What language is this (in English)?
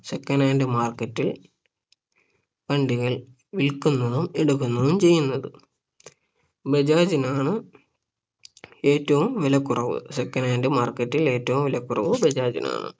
Malayalam